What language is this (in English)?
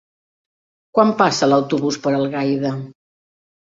Catalan